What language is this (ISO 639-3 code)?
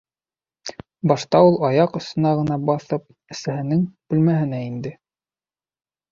bak